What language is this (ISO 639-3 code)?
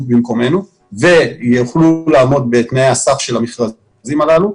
heb